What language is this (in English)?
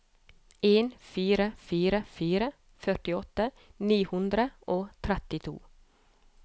Norwegian